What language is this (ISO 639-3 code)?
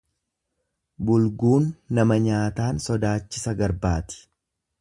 orm